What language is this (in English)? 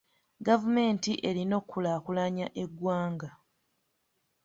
Ganda